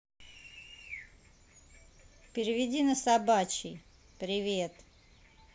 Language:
Russian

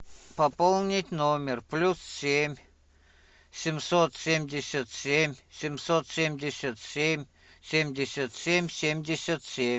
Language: Russian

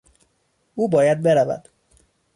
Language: Persian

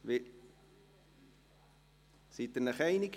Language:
Swiss German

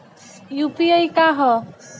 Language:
Bhojpuri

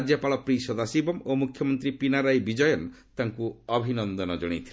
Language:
Odia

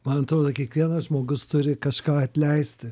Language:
Lithuanian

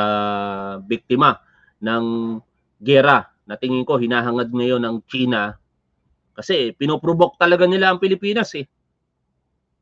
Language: Filipino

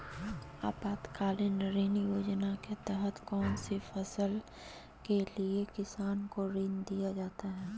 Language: Magahi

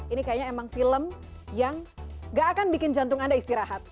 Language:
Indonesian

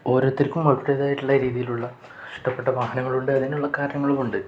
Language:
Malayalam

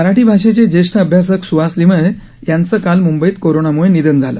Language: Marathi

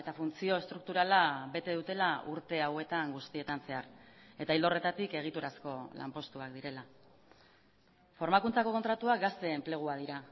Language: Basque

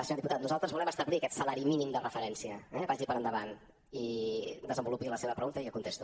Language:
Catalan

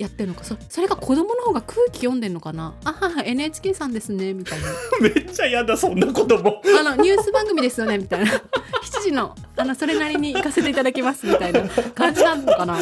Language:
Japanese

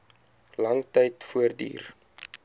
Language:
Afrikaans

